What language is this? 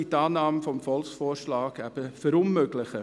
Swiss German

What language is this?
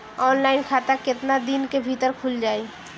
Bhojpuri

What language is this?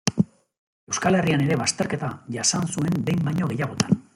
Basque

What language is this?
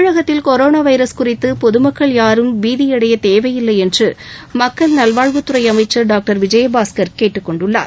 Tamil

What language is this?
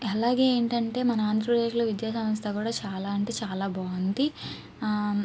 Telugu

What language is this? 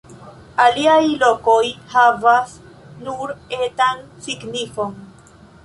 Esperanto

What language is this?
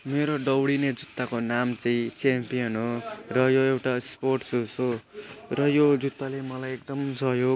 Nepali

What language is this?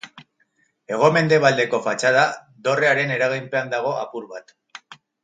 Basque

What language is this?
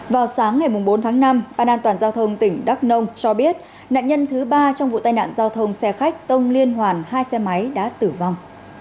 Vietnamese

